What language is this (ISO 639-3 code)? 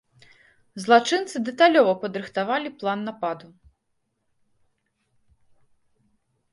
bel